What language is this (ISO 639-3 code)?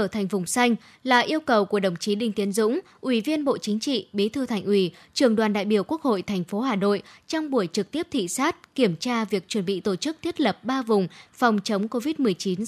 vie